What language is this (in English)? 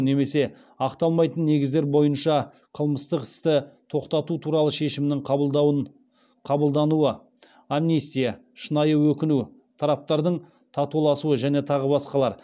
Kazakh